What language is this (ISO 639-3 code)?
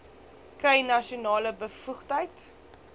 afr